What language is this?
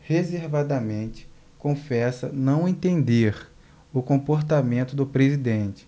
Portuguese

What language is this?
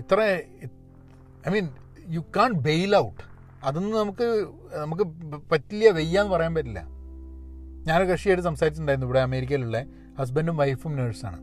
Malayalam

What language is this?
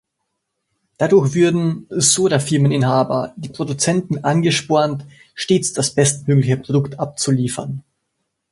German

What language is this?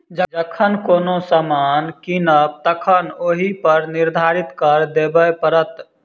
Maithili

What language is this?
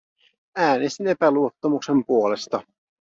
Finnish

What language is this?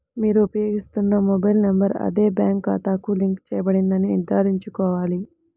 Telugu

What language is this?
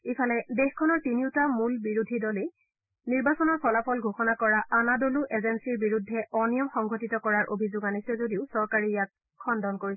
Assamese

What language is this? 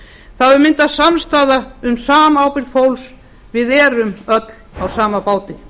Icelandic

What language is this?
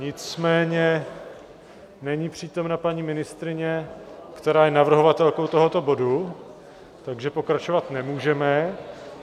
Czech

